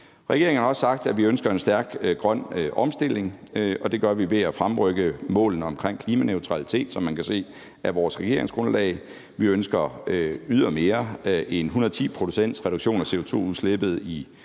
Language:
Danish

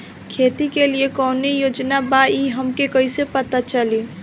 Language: Bhojpuri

